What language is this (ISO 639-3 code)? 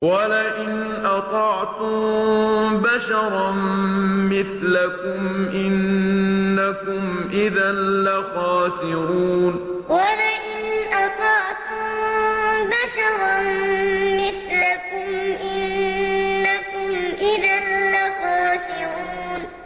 ara